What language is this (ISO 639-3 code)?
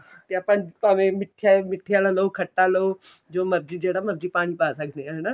pan